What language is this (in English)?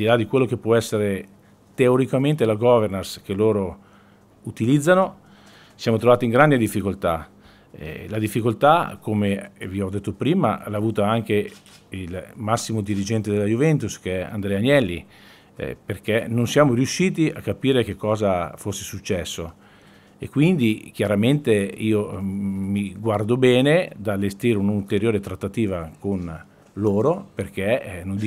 Italian